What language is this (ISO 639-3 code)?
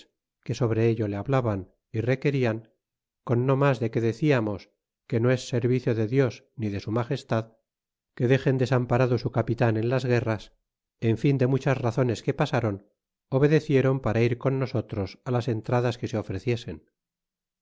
spa